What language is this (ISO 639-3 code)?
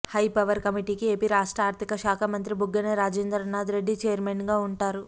tel